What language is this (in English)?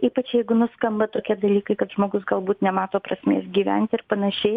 Lithuanian